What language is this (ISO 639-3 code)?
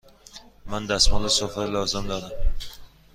fas